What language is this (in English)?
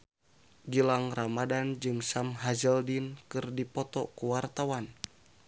Sundanese